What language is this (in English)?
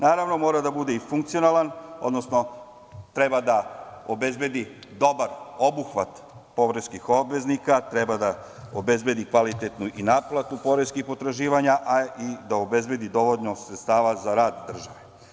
Serbian